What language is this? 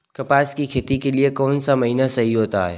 Hindi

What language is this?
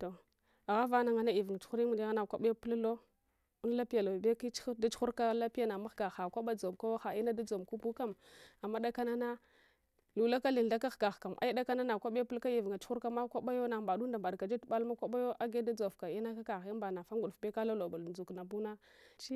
Hwana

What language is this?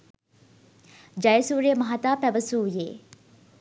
Sinhala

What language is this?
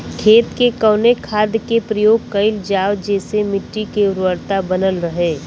Bhojpuri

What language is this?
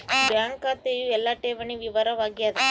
Kannada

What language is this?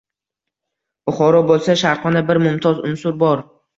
Uzbek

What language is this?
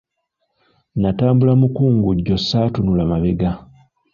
Ganda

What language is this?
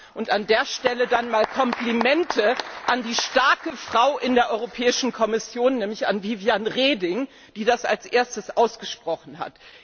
German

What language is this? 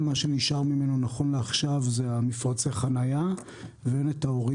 Hebrew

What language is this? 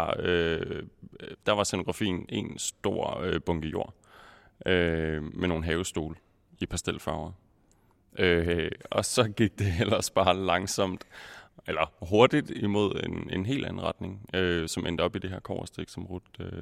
Danish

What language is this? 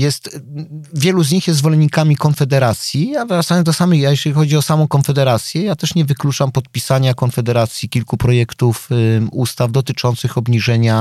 Polish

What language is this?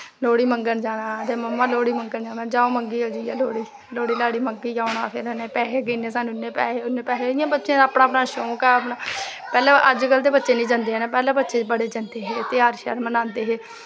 Dogri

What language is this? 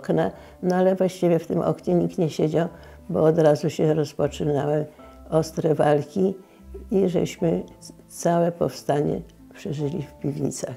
Polish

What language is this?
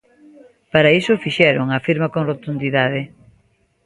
Galician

